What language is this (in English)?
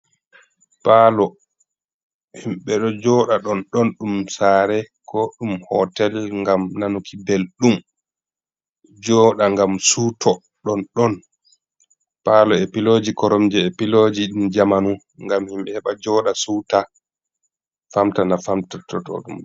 Fula